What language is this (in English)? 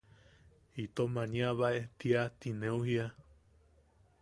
Yaqui